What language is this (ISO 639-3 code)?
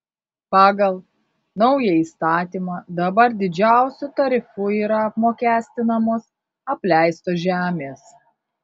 lit